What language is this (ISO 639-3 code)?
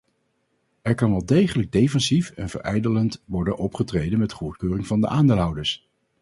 nld